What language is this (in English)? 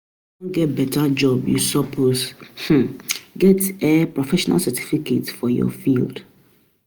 Nigerian Pidgin